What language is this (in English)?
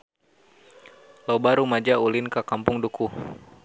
Sundanese